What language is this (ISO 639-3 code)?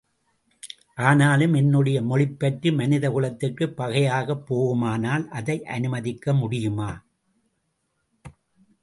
tam